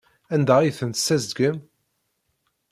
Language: Kabyle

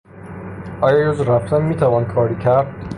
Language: Persian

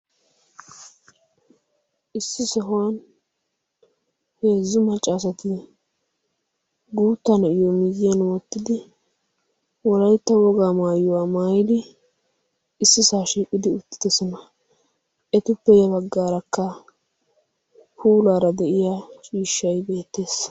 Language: Wolaytta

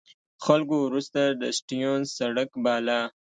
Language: Pashto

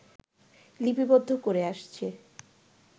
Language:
Bangla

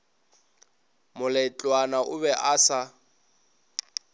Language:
Northern Sotho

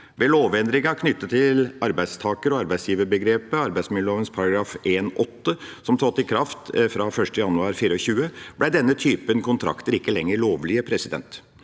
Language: Norwegian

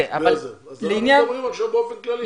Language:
Hebrew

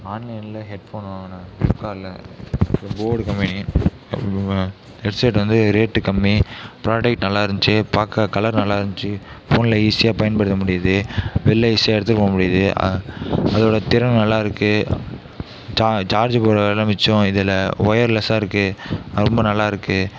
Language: Tamil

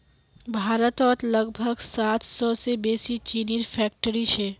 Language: Magahi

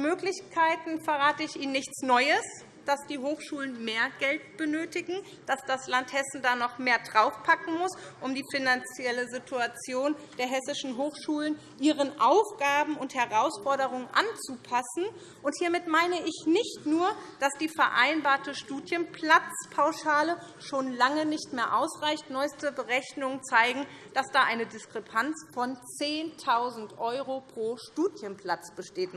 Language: German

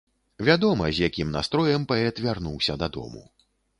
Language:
Belarusian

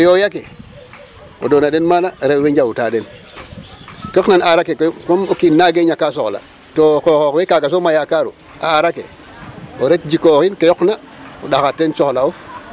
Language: Serer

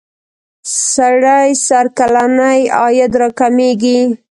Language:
Pashto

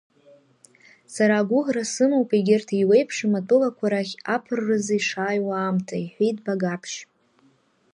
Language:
Abkhazian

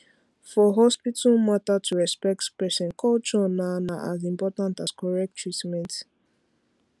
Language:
Nigerian Pidgin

